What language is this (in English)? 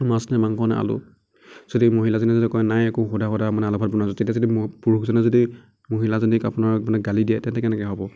Assamese